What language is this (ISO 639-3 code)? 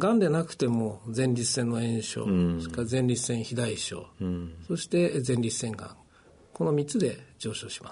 jpn